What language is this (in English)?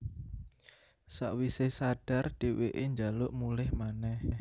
Javanese